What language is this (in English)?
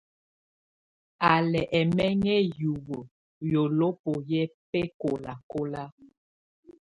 Tunen